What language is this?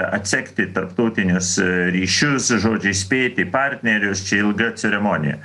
Lithuanian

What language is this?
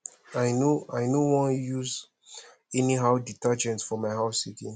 Nigerian Pidgin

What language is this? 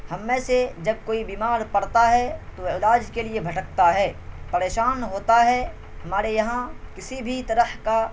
Urdu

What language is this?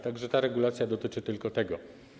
Polish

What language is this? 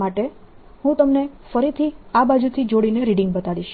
Gujarati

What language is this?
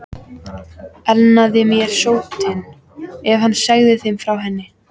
Icelandic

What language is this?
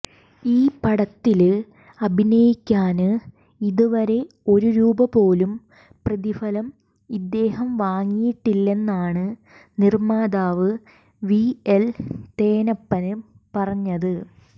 Malayalam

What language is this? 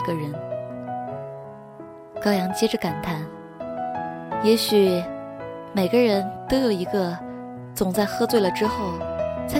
Chinese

